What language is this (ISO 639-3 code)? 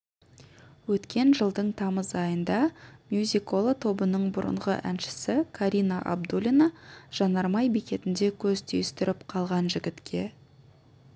kaz